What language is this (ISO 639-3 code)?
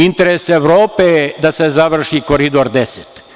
srp